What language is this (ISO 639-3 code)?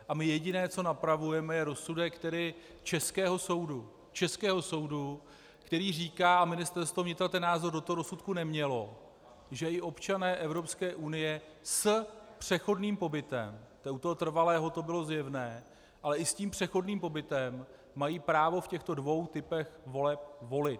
ces